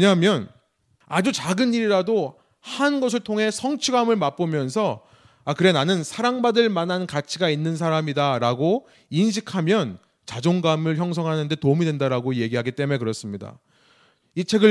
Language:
Korean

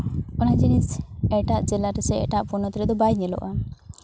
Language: Santali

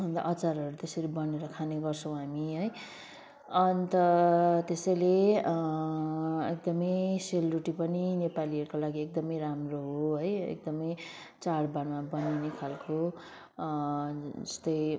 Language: Nepali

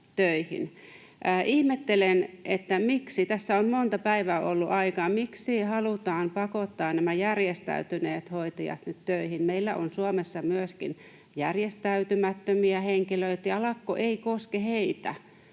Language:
Finnish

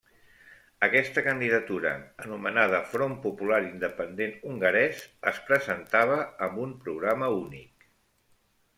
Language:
Catalan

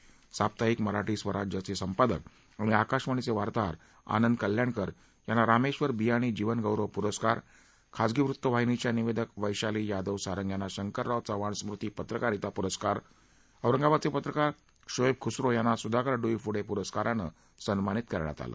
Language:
Marathi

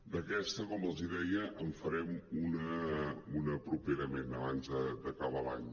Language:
Catalan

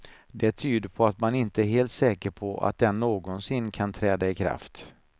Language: Swedish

